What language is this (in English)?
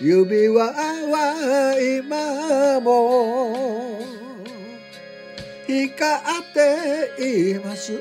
Japanese